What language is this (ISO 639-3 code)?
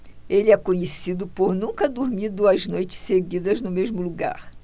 por